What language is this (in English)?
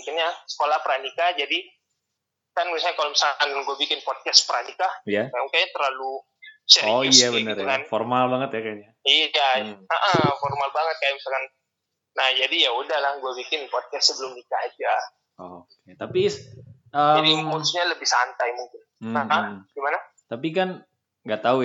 Indonesian